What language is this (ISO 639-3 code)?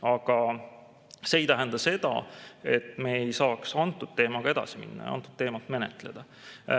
est